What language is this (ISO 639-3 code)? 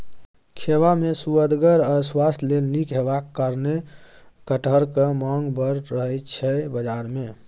mai